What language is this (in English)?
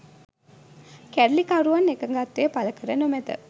Sinhala